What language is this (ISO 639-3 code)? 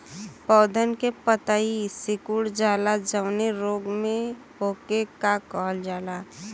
bho